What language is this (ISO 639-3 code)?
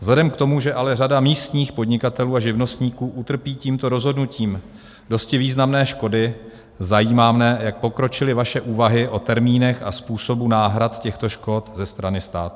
ces